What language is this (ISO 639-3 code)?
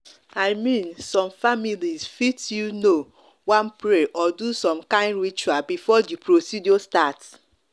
pcm